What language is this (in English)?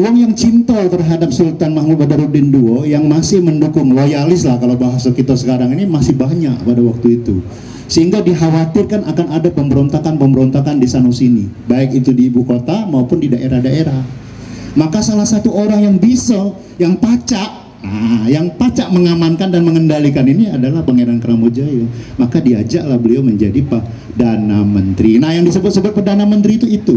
Indonesian